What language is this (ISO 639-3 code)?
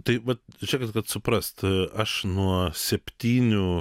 lit